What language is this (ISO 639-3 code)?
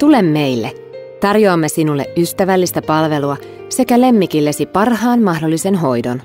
fin